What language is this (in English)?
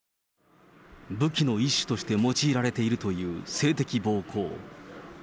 Japanese